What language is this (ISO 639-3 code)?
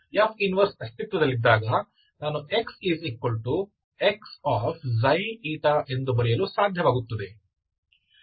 kan